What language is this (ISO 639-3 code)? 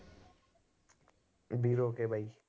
pan